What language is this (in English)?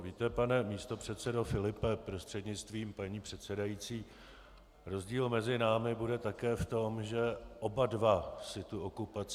Czech